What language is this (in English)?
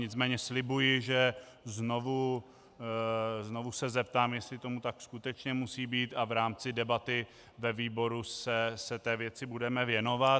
Czech